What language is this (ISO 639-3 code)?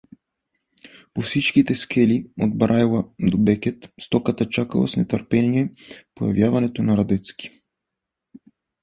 bul